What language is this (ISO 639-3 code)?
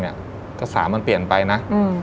tha